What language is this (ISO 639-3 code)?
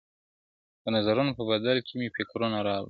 pus